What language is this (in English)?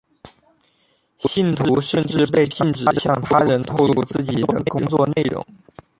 Chinese